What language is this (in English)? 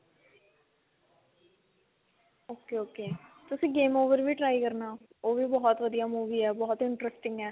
Punjabi